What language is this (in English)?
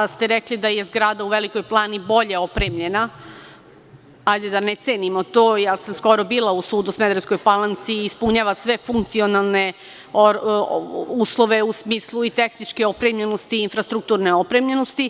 Serbian